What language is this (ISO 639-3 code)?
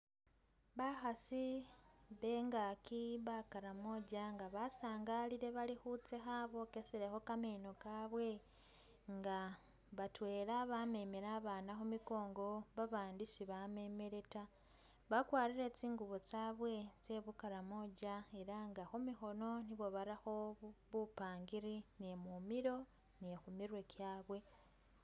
myx